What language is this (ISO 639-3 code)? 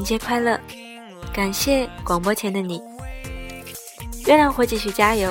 zho